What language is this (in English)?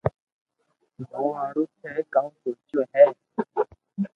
Loarki